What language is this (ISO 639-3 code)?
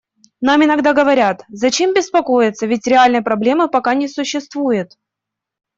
rus